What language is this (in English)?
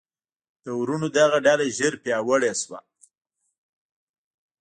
Pashto